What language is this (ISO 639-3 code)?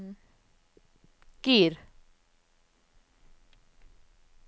nor